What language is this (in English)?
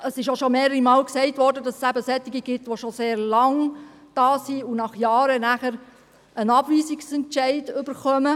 Swiss German